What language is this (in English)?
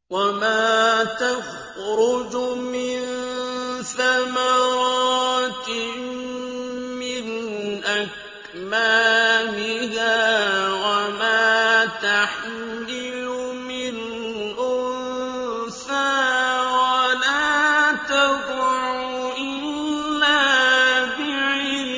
Arabic